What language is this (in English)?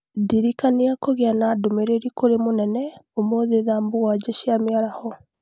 Kikuyu